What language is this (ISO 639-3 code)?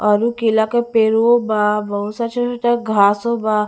bho